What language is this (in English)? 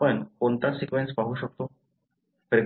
Marathi